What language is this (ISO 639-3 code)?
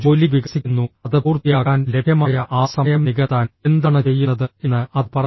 mal